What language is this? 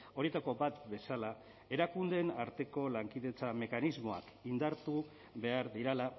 Basque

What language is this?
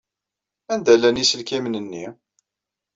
Kabyle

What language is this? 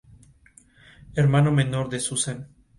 Spanish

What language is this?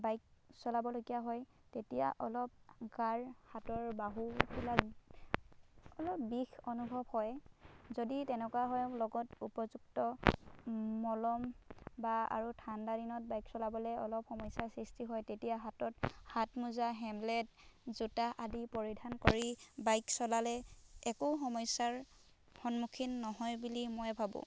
Assamese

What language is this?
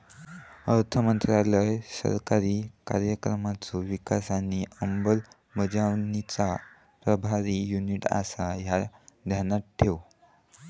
Marathi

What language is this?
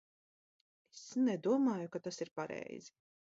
Latvian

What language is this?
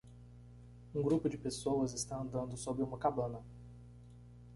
Portuguese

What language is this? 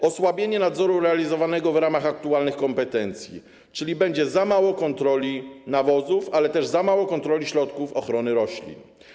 Polish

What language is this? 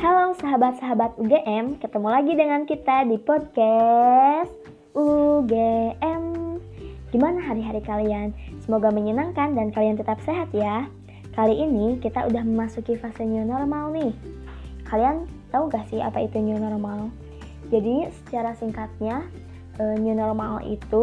Indonesian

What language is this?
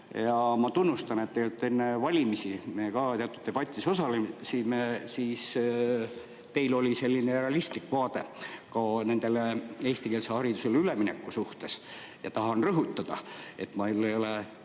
Estonian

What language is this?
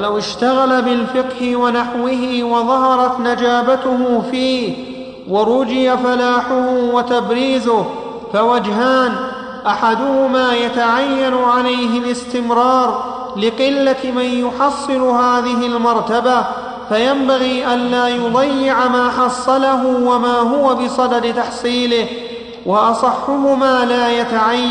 Arabic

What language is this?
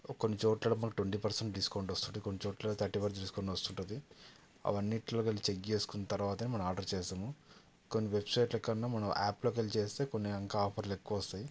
Telugu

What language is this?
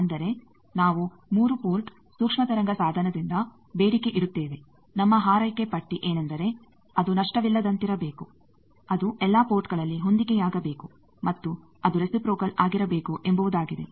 Kannada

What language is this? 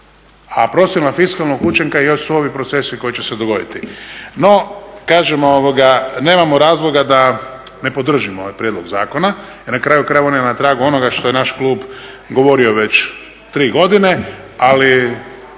Croatian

